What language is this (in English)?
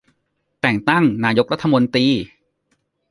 Thai